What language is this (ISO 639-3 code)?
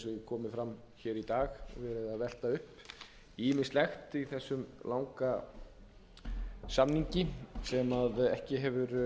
isl